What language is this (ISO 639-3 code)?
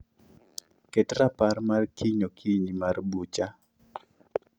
luo